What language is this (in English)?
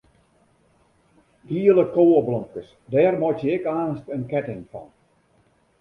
Western Frisian